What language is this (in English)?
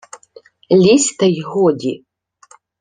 Ukrainian